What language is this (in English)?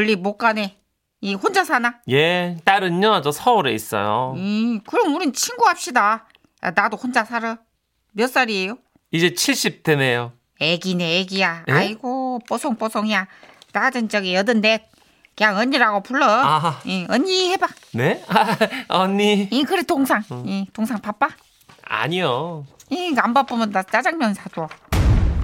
Korean